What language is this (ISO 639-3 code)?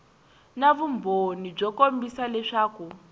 tso